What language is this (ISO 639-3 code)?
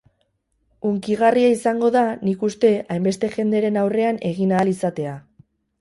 eus